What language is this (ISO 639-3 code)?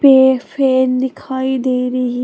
hin